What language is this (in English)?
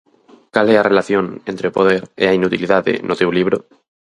Galician